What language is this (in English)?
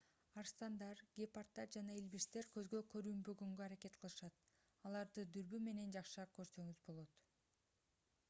Kyrgyz